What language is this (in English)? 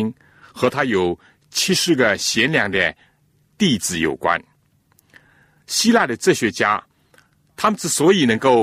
Chinese